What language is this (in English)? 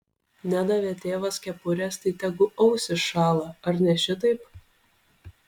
Lithuanian